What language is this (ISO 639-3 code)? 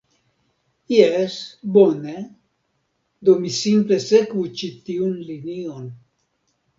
epo